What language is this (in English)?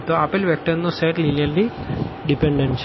Gujarati